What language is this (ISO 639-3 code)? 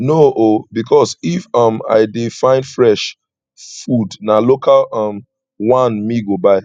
pcm